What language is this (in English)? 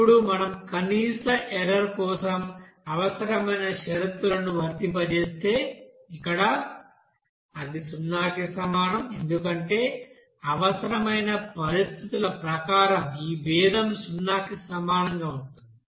Telugu